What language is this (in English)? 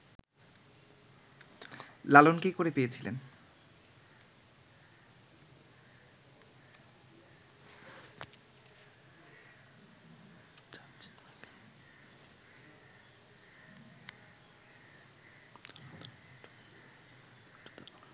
Bangla